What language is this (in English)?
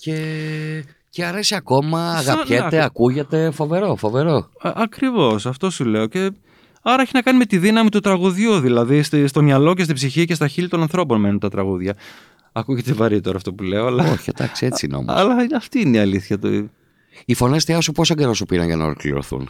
Greek